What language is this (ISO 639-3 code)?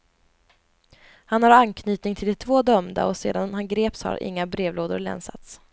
swe